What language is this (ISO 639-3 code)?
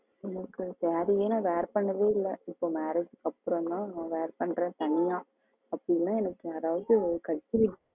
tam